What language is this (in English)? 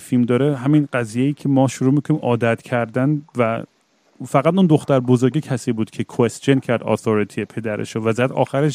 Persian